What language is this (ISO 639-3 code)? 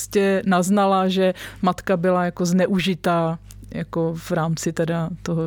ces